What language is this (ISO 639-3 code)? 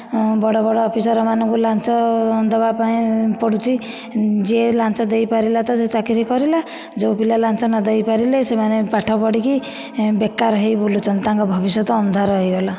ori